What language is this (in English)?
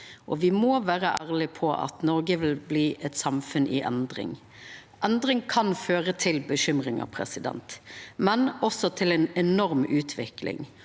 Norwegian